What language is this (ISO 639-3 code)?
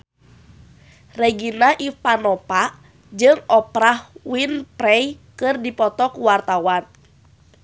sun